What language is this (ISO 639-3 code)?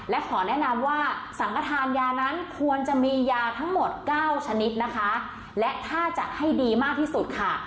tha